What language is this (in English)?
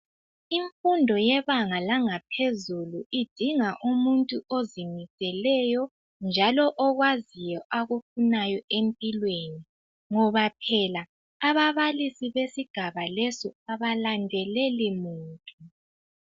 North Ndebele